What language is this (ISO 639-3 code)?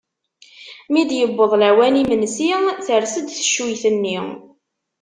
kab